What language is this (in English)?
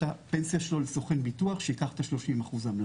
Hebrew